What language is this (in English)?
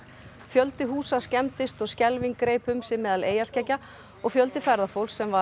Icelandic